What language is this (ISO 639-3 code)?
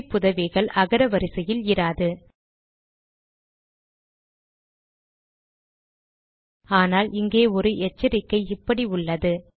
tam